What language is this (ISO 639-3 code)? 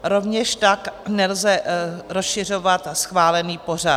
ces